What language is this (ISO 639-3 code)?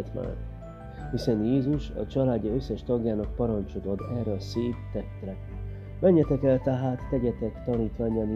hun